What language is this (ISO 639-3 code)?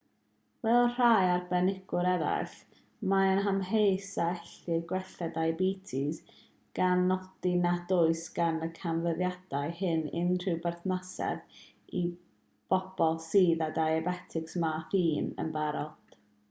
cym